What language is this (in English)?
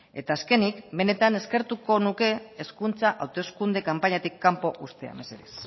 Basque